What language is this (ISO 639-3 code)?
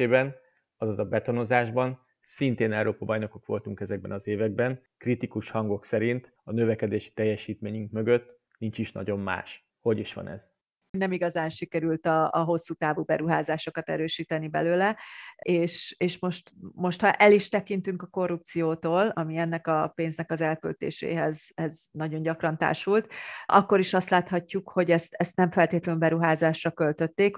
hun